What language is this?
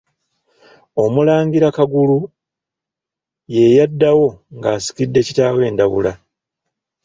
Ganda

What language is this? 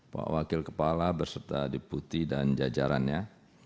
Indonesian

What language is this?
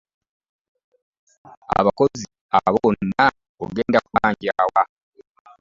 Ganda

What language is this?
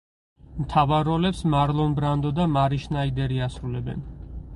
Georgian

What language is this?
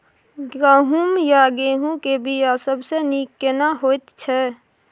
Maithili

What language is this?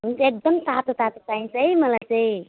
Nepali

